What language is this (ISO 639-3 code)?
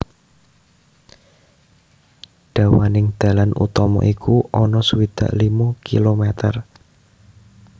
jav